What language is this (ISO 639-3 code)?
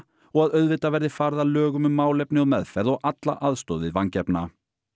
isl